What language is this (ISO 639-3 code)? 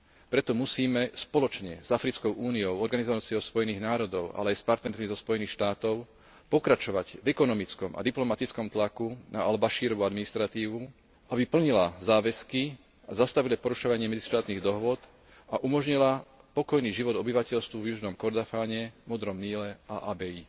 slk